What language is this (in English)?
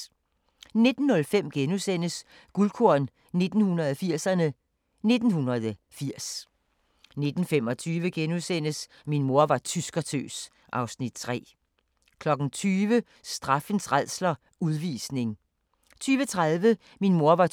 Danish